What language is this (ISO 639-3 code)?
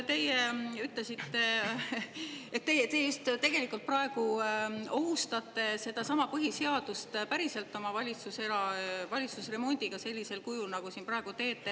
est